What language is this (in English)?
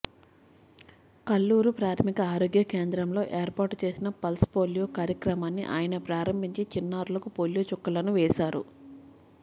Telugu